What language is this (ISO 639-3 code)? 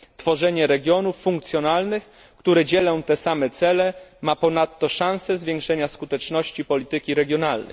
pol